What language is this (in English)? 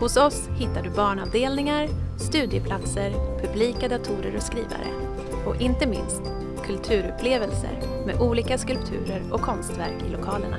Swedish